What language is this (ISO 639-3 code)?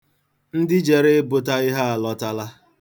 ibo